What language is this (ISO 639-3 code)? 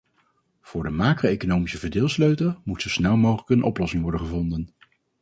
nld